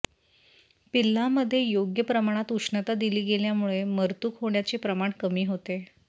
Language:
Marathi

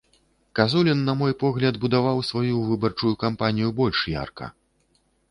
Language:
Belarusian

